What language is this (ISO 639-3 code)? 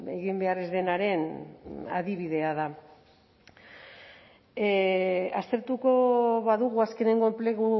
eus